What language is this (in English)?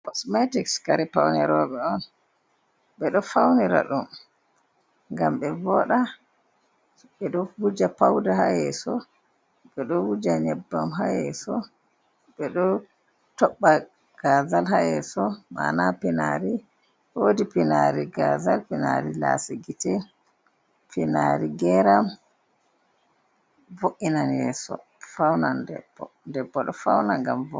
Fula